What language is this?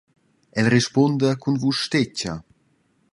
Romansh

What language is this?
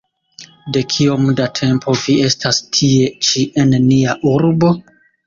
Esperanto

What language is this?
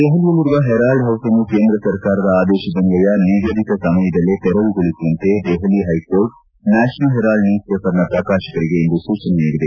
Kannada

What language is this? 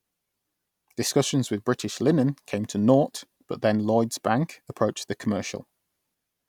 English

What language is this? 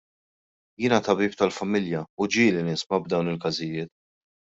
Maltese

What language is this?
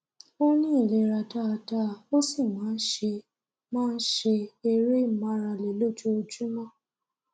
Yoruba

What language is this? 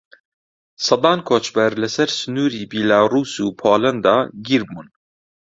Central Kurdish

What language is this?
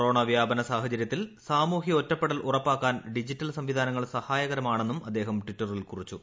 Malayalam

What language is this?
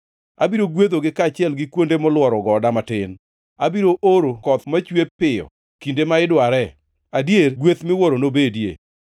Luo (Kenya and Tanzania)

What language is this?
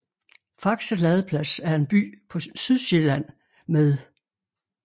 Danish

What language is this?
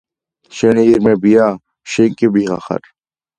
Georgian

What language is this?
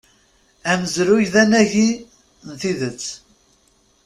Kabyle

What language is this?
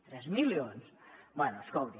Catalan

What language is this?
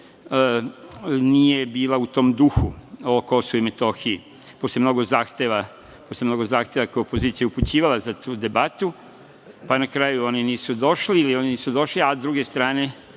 Serbian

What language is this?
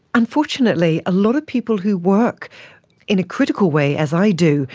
English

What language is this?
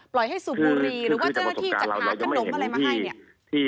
Thai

